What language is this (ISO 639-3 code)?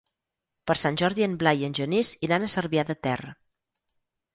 cat